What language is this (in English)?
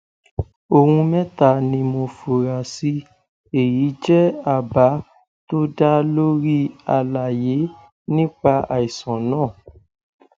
Yoruba